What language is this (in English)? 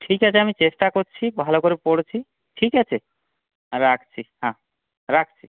Bangla